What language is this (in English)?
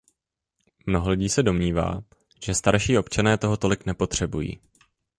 Czech